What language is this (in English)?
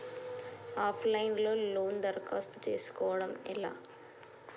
Telugu